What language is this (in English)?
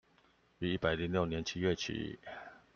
Chinese